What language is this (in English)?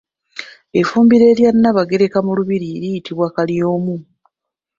Ganda